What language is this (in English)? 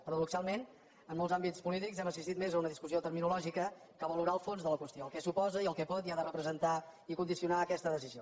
Catalan